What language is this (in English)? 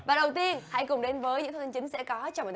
Vietnamese